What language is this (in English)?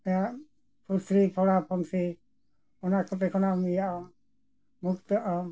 Santali